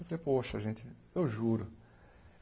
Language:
Portuguese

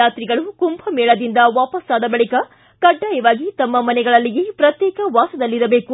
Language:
Kannada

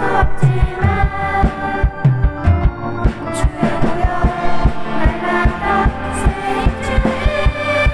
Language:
Korean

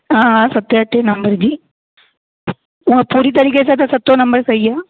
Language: Sindhi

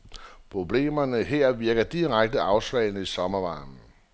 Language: Danish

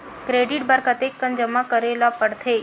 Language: Chhattisgarhi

